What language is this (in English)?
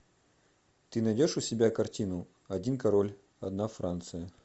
Russian